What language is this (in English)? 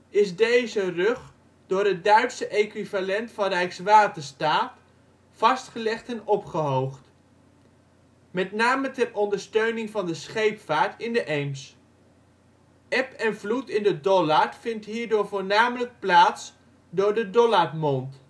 Dutch